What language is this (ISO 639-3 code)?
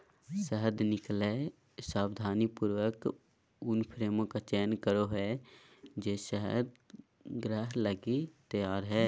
mag